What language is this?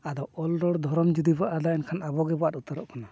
Santali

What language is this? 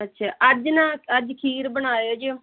Punjabi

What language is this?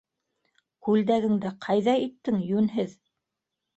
Bashkir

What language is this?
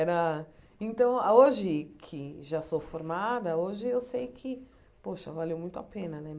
Portuguese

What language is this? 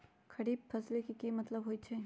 Magahi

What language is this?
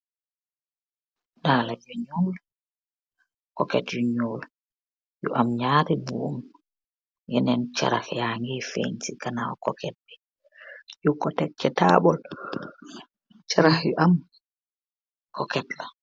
Wolof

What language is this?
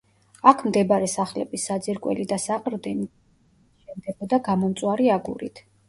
Georgian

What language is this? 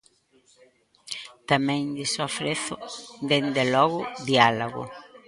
Galician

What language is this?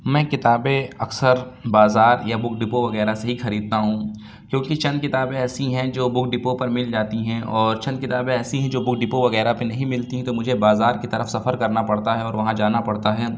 Urdu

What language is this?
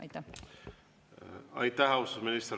Estonian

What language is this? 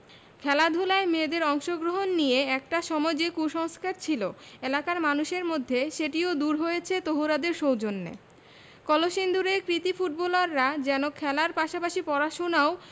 Bangla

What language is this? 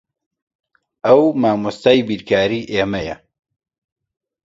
Central Kurdish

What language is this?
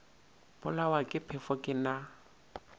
Northern Sotho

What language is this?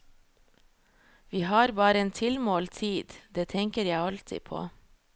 Norwegian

